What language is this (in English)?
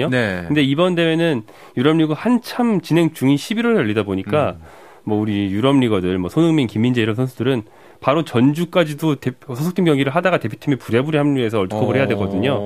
Korean